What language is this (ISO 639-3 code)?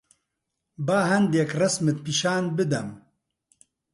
ckb